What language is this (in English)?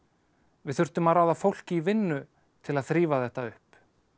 Icelandic